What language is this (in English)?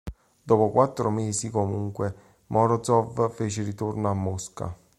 Italian